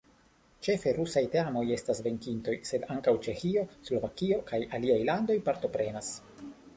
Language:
Esperanto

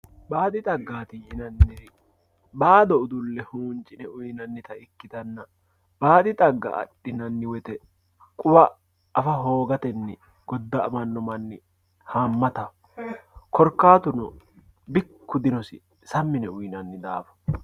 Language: Sidamo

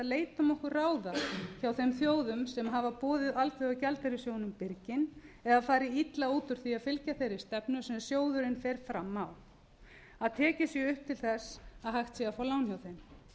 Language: Icelandic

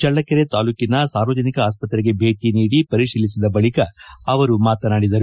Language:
Kannada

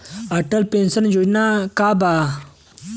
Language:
Bhojpuri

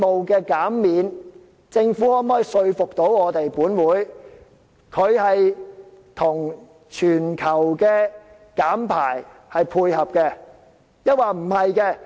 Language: Cantonese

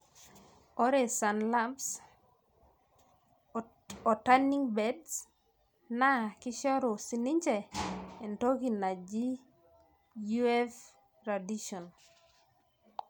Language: Masai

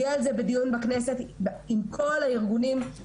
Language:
Hebrew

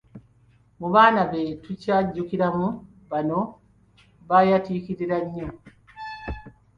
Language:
Ganda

